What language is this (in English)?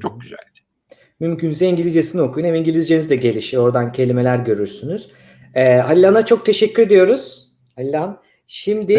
Turkish